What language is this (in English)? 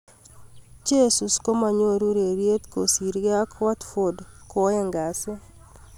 Kalenjin